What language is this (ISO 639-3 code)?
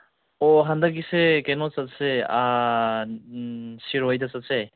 mni